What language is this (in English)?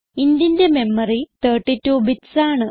Malayalam